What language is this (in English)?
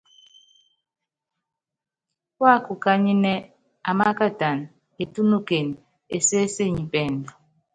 Yangben